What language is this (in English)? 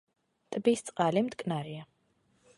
Georgian